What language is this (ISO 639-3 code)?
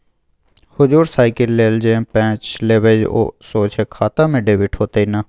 mai